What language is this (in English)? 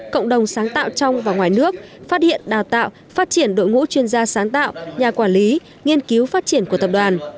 Vietnamese